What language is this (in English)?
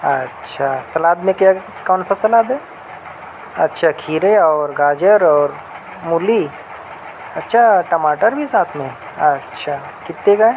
Urdu